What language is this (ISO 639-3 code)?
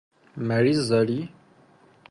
fas